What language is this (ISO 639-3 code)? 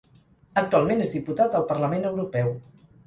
cat